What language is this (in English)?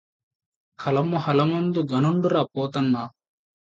Telugu